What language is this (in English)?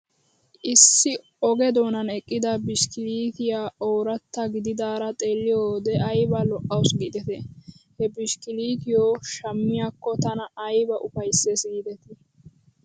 Wolaytta